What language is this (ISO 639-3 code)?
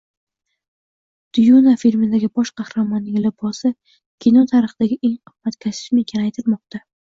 uzb